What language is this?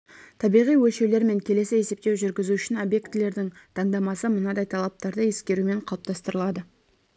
Kazakh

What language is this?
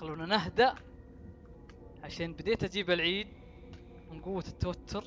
Arabic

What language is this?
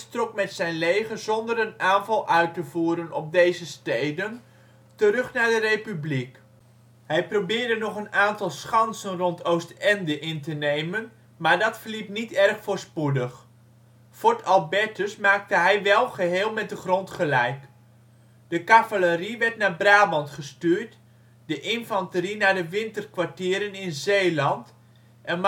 Dutch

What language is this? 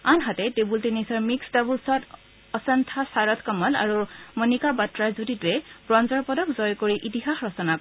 Assamese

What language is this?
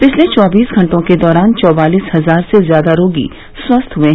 Hindi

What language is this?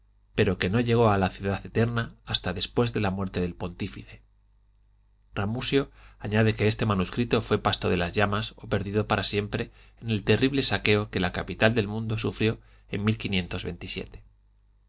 Spanish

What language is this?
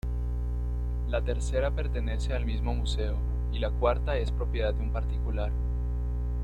Spanish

